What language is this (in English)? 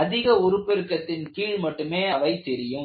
Tamil